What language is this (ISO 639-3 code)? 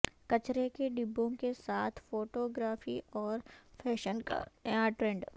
urd